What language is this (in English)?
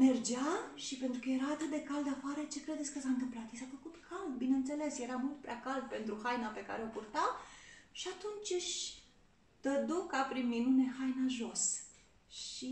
Romanian